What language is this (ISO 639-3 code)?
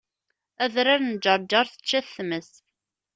kab